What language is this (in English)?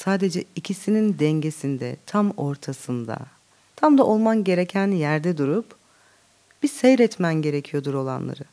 Turkish